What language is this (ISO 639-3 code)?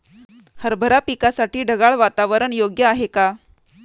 mar